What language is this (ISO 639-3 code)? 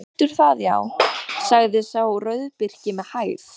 isl